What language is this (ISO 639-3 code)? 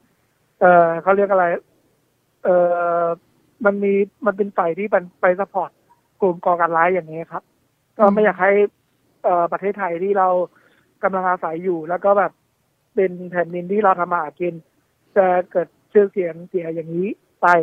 tha